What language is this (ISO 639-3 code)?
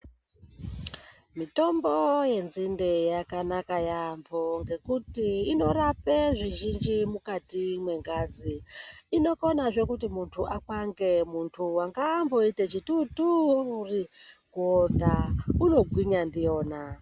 ndc